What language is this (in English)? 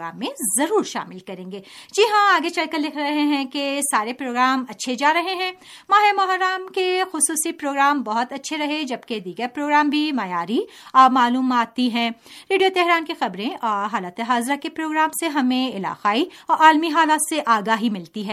Urdu